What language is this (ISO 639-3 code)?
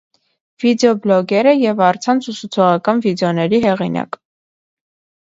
hye